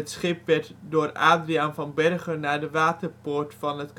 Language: Dutch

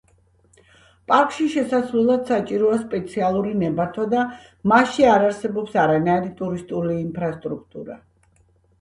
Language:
Georgian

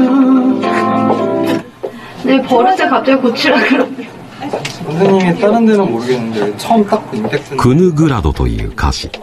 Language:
Japanese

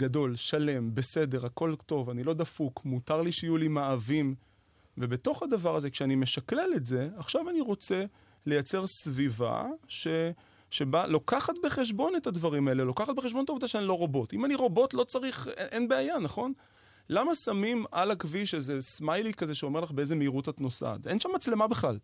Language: Hebrew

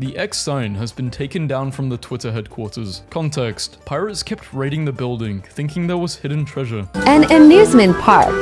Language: English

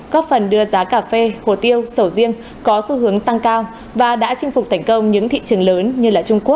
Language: Vietnamese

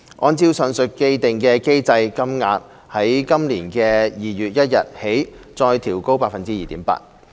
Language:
Cantonese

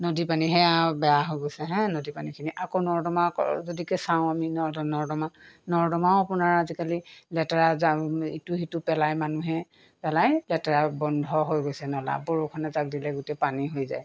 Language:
Assamese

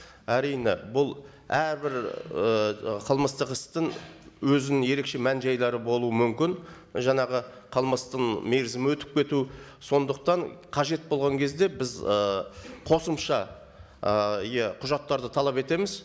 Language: Kazakh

